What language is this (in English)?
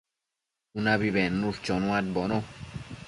Matsés